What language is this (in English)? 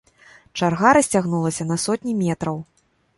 Belarusian